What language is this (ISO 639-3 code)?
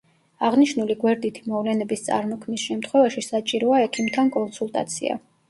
kat